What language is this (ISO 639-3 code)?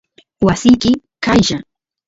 qus